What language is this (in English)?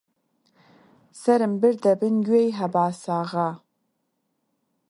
Central Kurdish